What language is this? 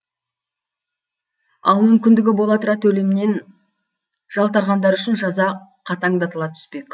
Kazakh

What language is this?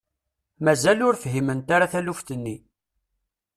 Kabyle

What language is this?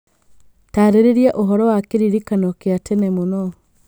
Kikuyu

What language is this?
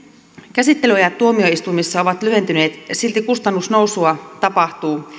Finnish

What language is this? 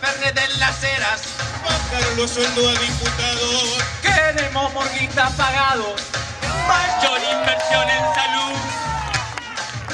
Spanish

